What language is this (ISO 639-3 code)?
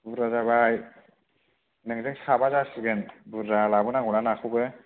brx